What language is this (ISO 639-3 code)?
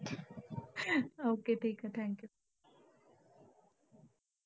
mar